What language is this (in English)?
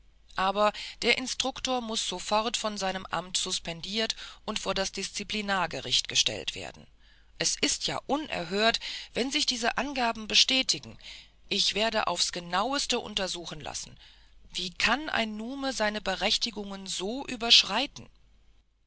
German